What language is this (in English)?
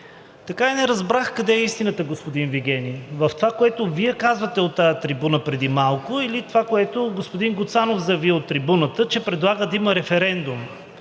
Bulgarian